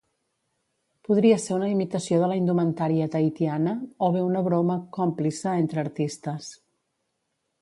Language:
Catalan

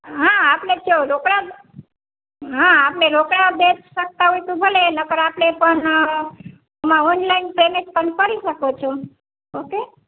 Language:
Gujarati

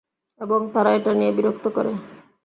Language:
Bangla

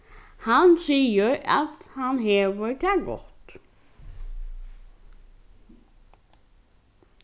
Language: Faroese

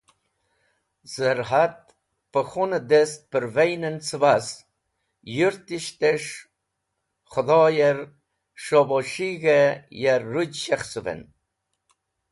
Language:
Wakhi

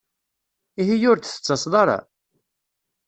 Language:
Kabyle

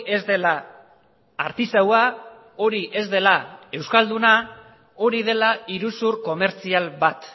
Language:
Basque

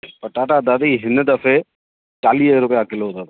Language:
Sindhi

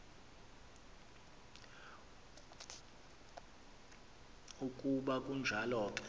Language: Xhosa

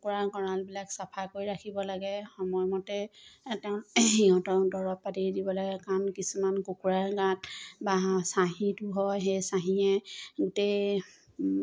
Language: Assamese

